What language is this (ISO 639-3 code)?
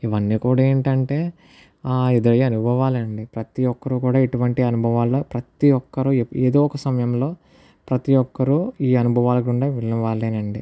tel